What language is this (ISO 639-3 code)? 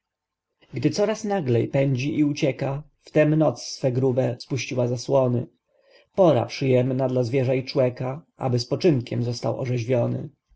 pol